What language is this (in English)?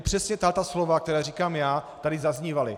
Czech